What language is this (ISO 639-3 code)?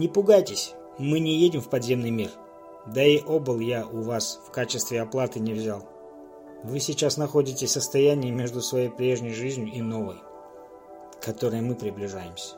rus